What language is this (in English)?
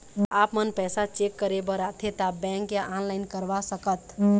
Chhattisgarhi